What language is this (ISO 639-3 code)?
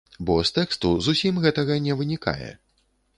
bel